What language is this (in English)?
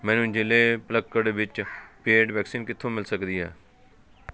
Punjabi